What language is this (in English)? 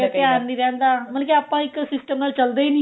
Punjabi